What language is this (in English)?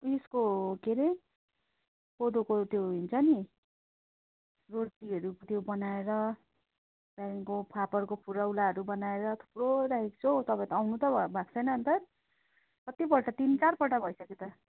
Nepali